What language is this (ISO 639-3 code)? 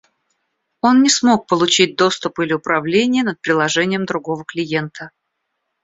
rus